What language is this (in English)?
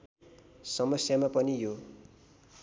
Nepali